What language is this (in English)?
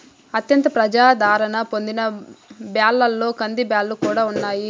Telugu